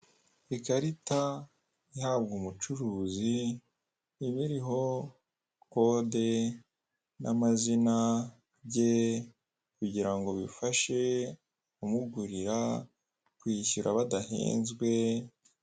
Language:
Kinyarwanda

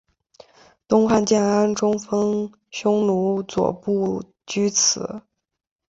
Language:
Chinese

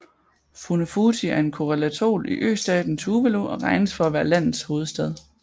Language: Danish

